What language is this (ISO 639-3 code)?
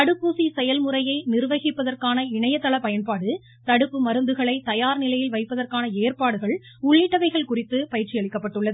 tam